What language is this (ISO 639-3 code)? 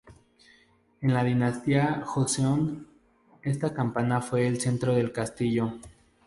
spa